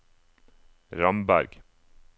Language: Norwegian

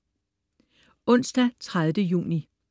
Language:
Danish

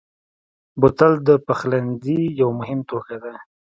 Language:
Pashto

